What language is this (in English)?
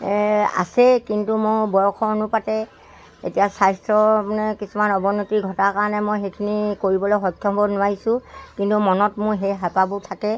Assamese